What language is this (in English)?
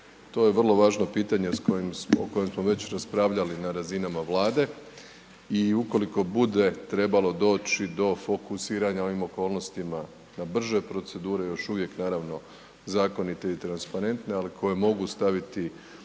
Croatian